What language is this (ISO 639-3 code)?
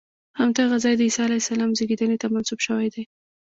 pus